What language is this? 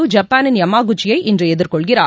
Tamil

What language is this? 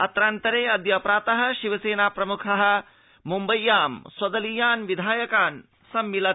Sanskrit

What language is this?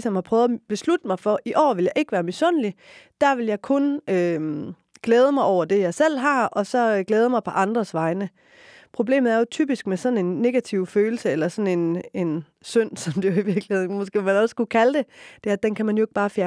Danish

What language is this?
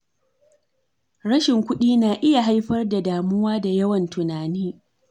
Hausa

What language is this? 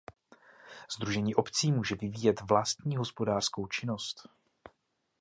Czech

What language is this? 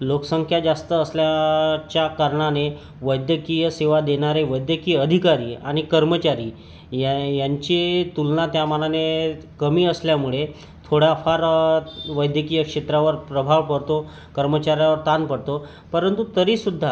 Marathi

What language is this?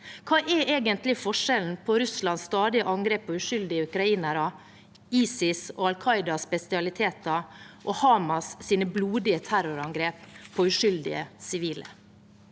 Norwegian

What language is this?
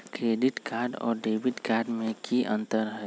Magahi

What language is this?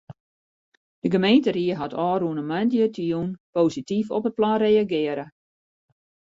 Western Frisian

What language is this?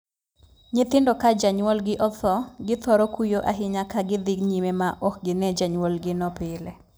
Luo (Kenya and Tanzania)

